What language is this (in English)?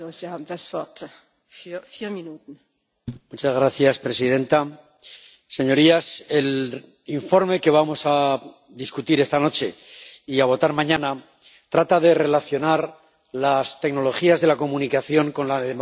Spanish